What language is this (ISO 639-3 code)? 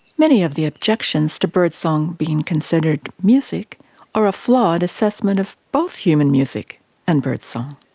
eng